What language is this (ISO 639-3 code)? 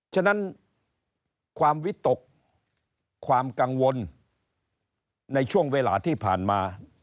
tha